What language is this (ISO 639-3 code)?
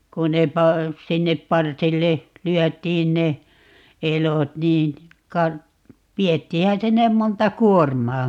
fin